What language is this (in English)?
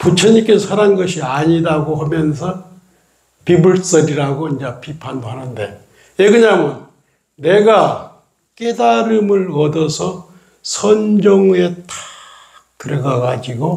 Korean